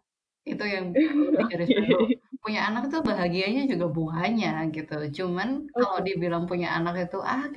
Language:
Indonesian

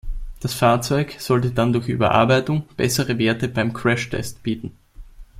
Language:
German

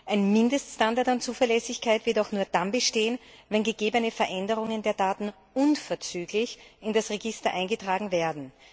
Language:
German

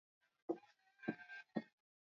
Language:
Swahili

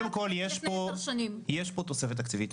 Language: Hebrew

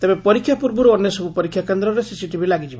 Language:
Odia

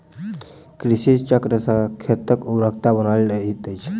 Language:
Maithili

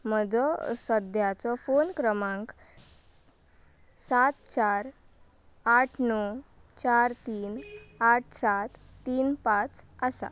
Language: Konkani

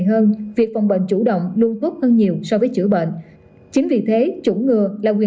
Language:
Vietnamese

